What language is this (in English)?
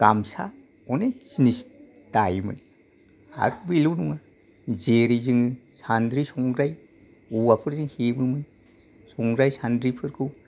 Bodo